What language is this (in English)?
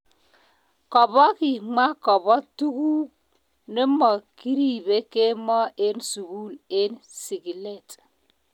Kalenjin